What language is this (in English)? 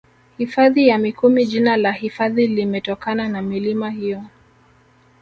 Swahili